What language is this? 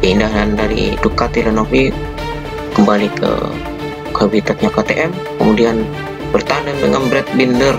Indonesian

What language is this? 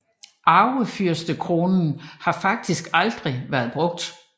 Danish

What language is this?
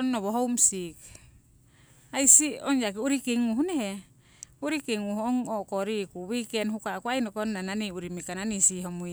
Siwai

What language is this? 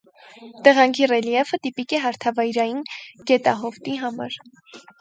Armenian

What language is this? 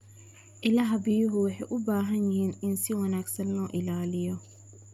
Somali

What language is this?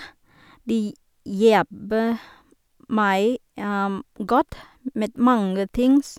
Norwegian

